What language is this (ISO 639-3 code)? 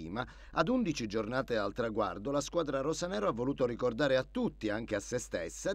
ita